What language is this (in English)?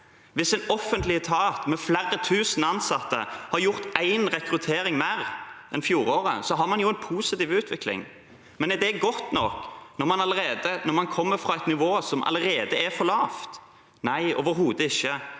Norwegian